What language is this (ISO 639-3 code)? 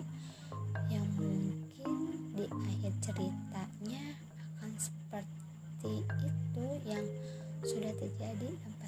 ind